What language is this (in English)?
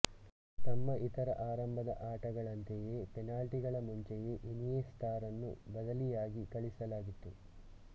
Kannada